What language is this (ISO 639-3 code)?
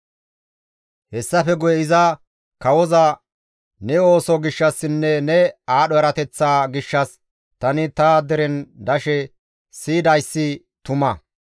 gmv